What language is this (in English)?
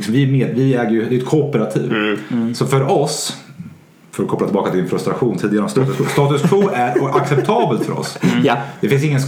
Swedish